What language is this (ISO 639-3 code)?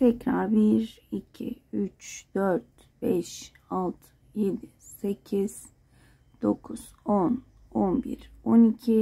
tur